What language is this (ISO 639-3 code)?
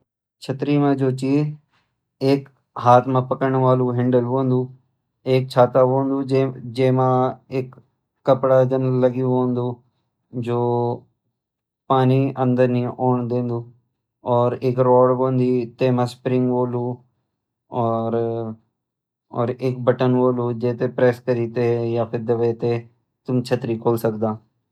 gbm